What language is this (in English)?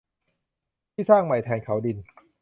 Thai